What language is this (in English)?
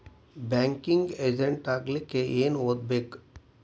Kannada